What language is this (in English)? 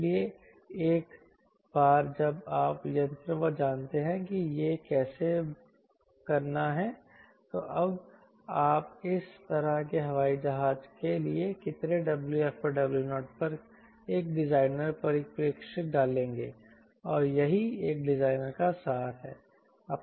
Hindi